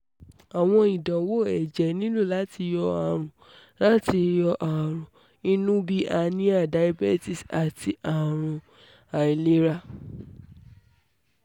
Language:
Yoruba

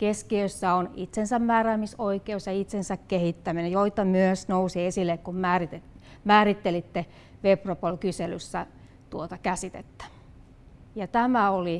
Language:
Finnish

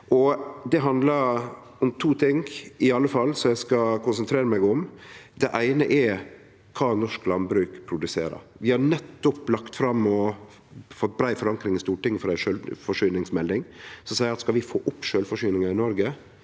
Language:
Norwegian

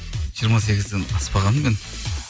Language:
Kazakh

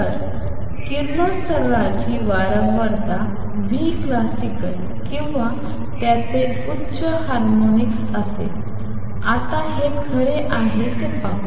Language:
Marathi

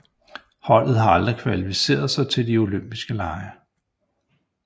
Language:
Danish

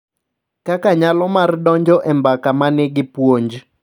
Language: Luo (Kenya and Tanzania)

